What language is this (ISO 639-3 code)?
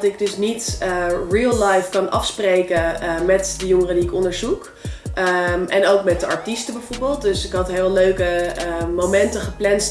nld